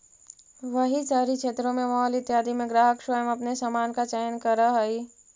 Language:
Magahi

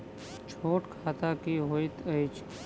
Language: Maithili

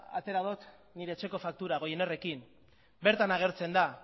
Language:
Basque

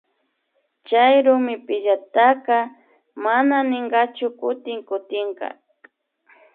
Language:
Imbabura Highland Quichua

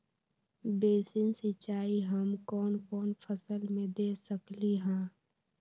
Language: Magahi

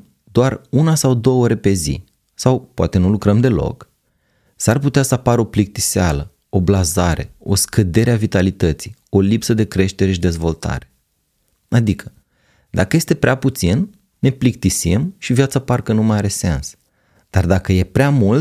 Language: Romanian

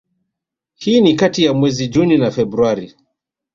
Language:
Swahili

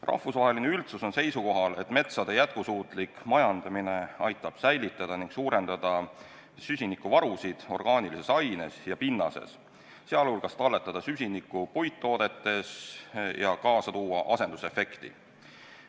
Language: Estonian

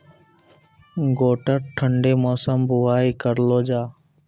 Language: Maithili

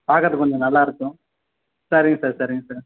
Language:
Tamil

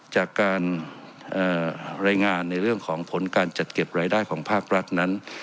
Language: Thai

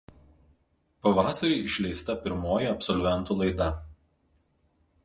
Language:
Lithuanian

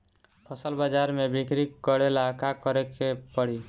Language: Bhojpuri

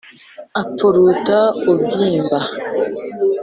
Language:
Kinyarwanda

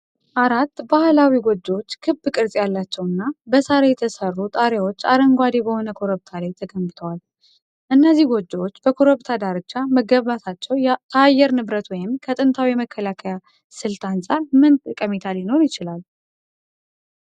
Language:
Amharic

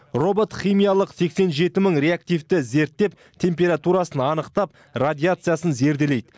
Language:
Kazakh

